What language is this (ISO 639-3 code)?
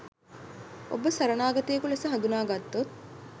sin